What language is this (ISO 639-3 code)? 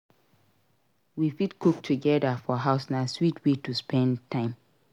pcm